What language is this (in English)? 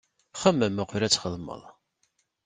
Kabyle